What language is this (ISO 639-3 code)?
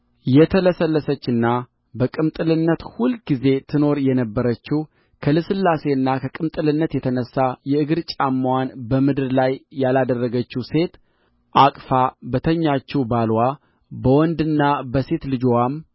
amh